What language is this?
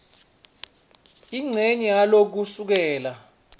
Swati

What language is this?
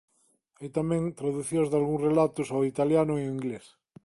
Galician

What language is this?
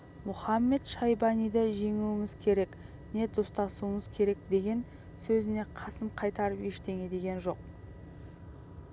Kazakh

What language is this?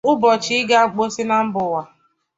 Igbo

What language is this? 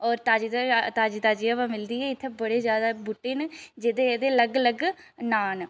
Dogri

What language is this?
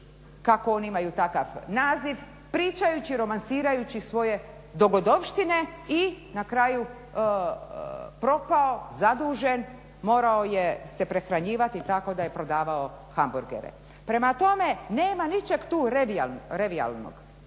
Croatian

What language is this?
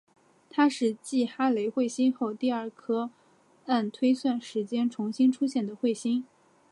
Chinese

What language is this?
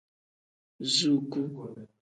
Tem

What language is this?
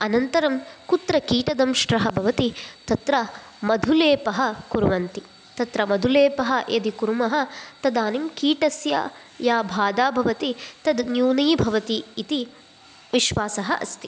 Sanskrit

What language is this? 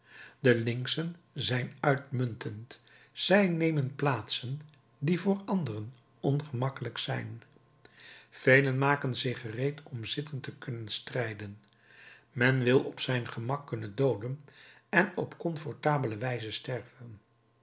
Dutch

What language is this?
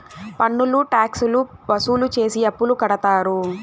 Telugu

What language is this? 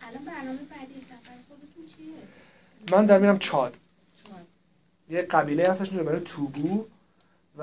Persian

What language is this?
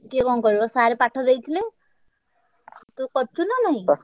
Odia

